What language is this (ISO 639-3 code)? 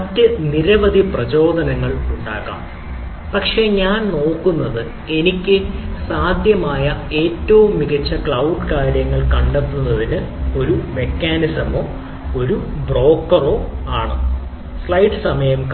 mal